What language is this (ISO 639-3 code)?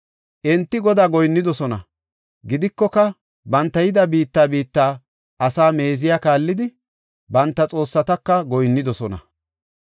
gof